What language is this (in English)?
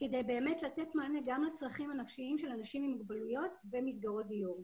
Hebrew